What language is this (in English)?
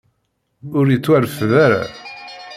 Kabyle